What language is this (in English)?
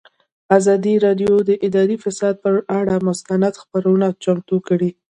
Pashto